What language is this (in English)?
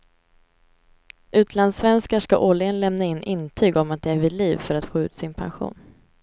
Swedish